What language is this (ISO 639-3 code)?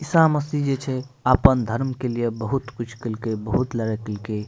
mai